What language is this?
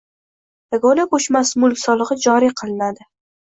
Uzbek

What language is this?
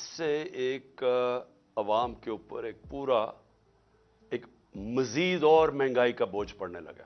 Urdu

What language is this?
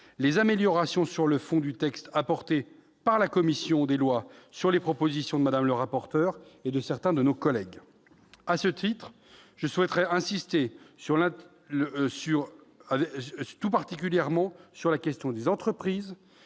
French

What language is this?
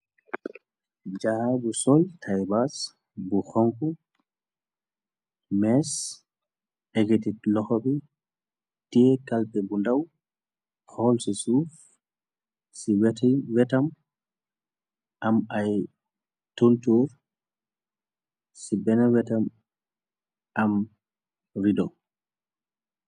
Wolof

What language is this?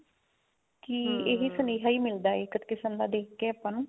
Punjabi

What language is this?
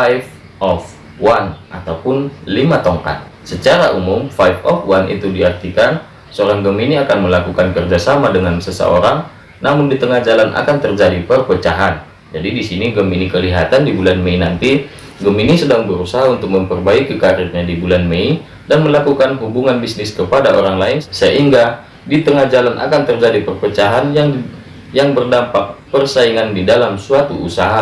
Indonesian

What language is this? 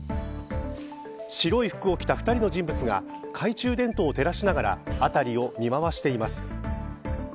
Japanese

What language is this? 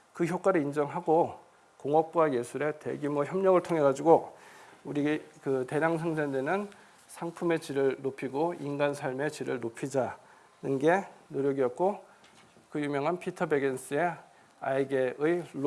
Korean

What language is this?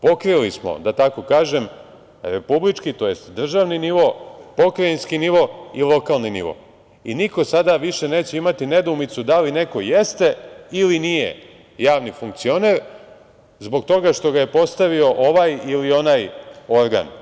Serbian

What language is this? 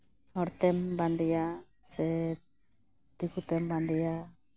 Santali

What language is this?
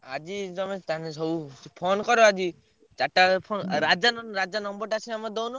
Odia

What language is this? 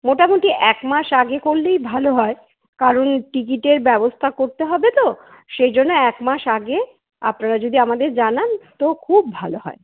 Bangla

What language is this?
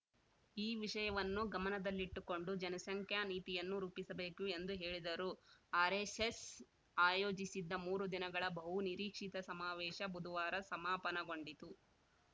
Kannada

